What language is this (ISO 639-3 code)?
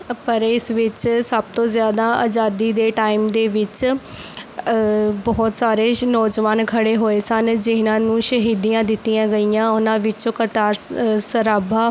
pan